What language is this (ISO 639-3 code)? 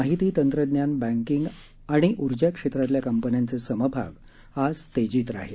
mar